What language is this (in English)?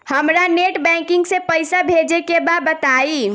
Bhojpuri